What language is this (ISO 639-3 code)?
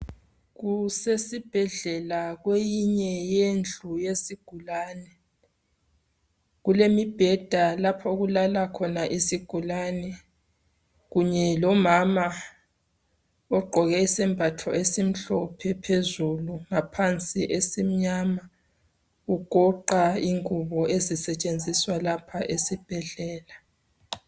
nde